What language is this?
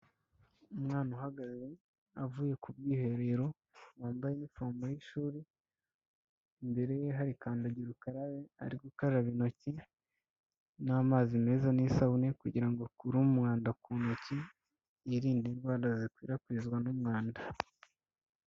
Kinyarwanda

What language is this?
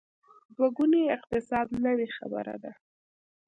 Pashto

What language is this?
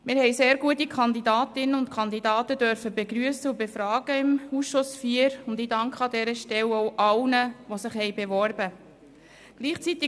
Swiss German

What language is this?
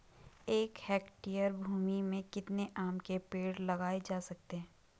Hindi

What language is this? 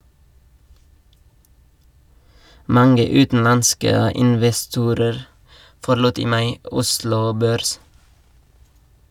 Norwegian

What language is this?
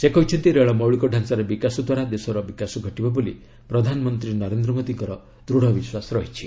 Odia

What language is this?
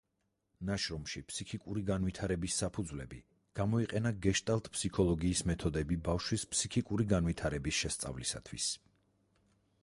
Georgian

